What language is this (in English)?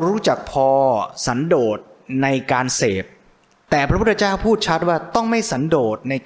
Thai